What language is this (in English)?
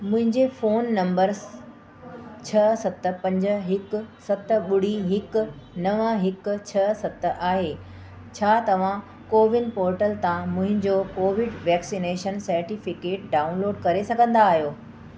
Sindhi